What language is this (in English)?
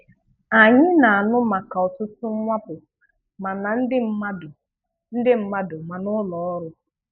Igbo